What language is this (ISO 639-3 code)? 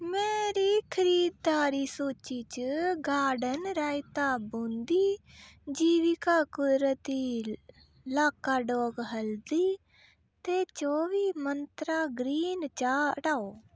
doi